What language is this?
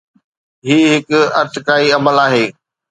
Sindhi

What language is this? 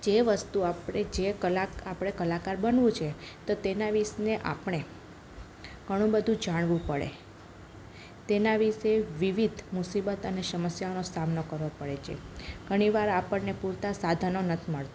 Gujarati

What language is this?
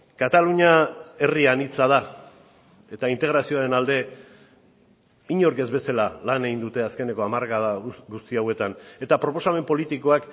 Basque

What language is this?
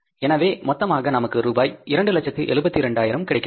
Tamil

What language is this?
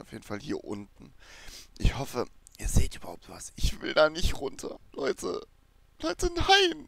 German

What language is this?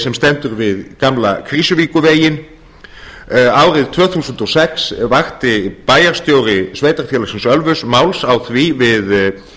Icelandic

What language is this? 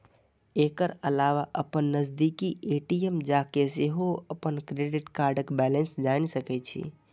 Maithili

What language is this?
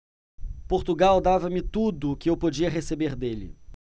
Portuguese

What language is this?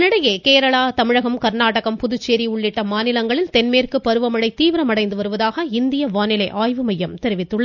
Tamil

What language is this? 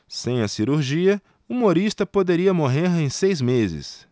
Portuguese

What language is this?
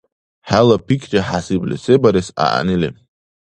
Dargwa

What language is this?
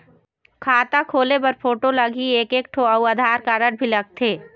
Chhattisgarhi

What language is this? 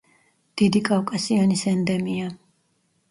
Georgian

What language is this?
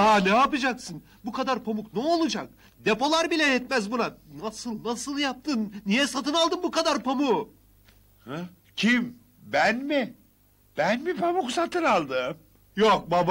Turkish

